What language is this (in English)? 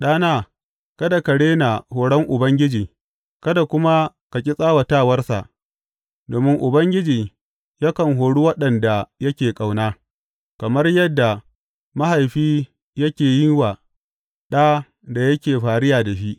Hausa